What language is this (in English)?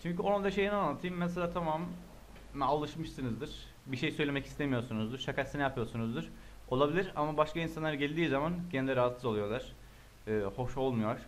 Turkish